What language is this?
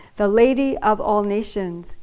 English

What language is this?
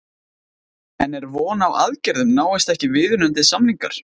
Icelandic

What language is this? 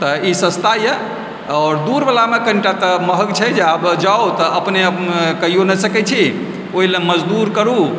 Maithili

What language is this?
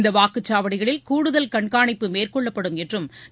Tamil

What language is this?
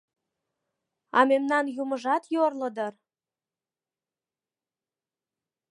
Mari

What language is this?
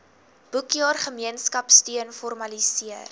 Afrikaans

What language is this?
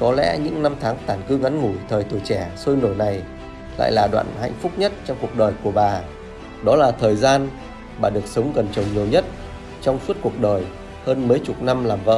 Vietnamese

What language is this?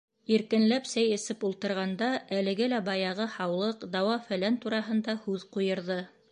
Bashkir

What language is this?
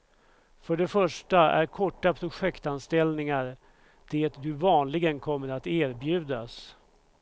Swedish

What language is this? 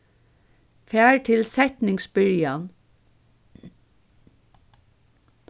Faroese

